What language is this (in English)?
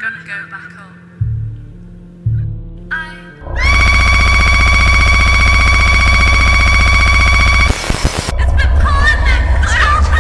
Korean